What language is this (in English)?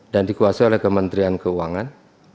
Indonesian